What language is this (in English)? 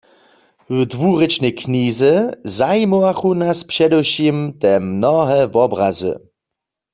Upper Sorbian